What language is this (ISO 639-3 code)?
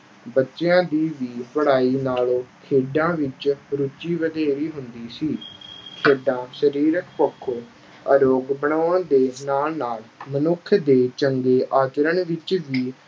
pan